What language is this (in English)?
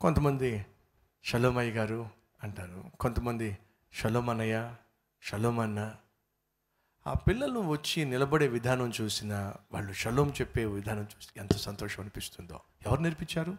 Telugu